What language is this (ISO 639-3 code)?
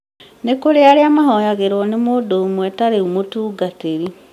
kik